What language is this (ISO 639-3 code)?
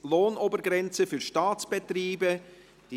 gsw